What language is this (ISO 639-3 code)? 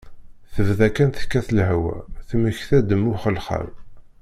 kab